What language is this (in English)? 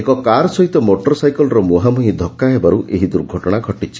Odia